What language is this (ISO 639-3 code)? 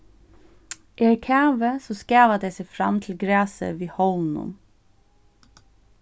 fao